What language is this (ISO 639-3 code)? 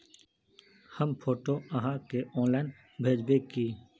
mag